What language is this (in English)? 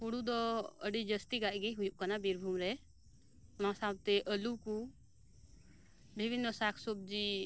Santali